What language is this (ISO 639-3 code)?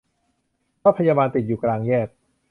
tha